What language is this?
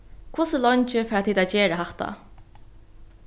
Faroese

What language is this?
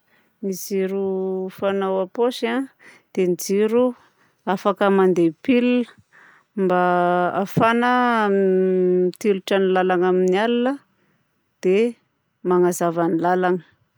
Southern Betsimisaraka Malagasy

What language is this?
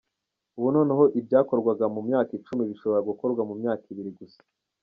Kinyarwanda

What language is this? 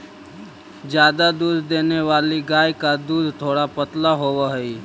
Magahi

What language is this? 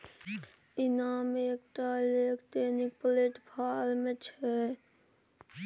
Maithili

